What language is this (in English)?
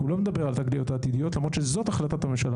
Hebrew